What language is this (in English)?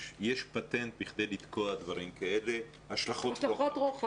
Hebrew